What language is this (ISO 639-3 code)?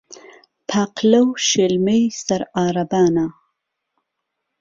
ckb